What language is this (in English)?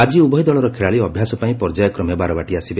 Odia